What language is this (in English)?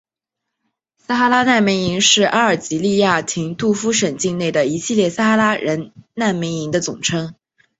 Chinese